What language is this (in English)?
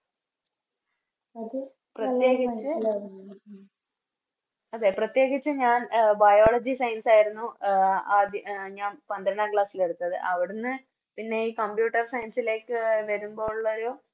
Malayalam